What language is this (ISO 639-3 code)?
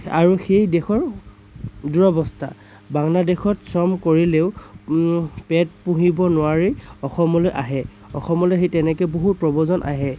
asm